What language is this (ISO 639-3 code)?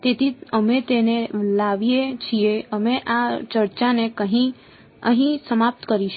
guj